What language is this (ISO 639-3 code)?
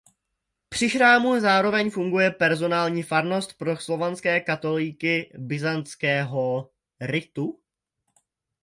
ces